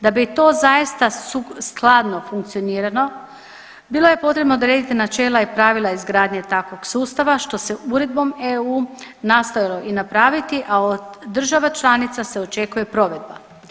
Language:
Croatian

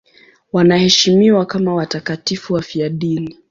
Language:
Swahili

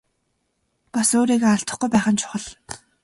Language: Mongolian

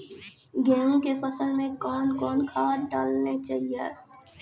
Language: Maithili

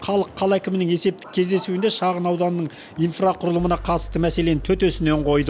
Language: Kazakh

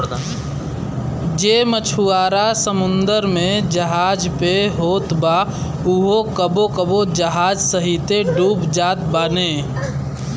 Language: Bhojpuri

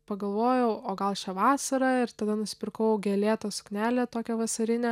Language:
Lithuanian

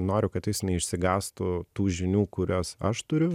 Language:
Lithuanian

